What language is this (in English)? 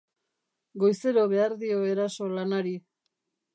Basque